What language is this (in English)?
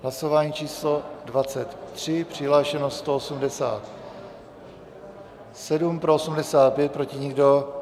Czech